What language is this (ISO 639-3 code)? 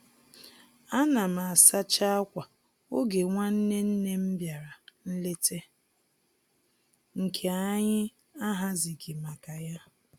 ibo